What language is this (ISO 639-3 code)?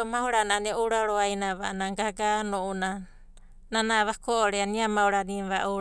kbt